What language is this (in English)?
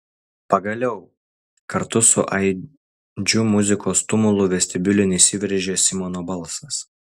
Lithuanian